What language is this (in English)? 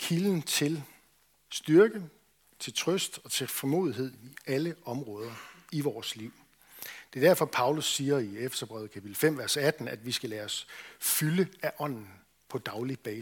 Danish